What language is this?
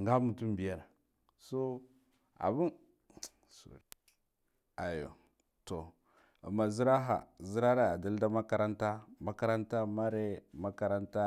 Guduf-Gava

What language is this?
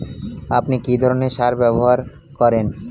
Bangla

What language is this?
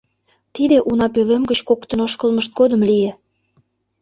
Mari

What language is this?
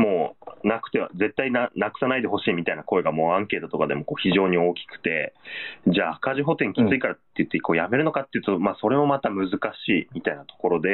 Japanese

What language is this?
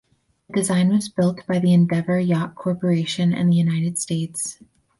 English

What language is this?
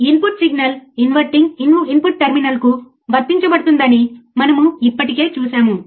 Telugu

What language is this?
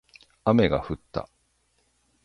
Japanese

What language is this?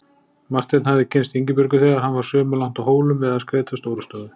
Icelandic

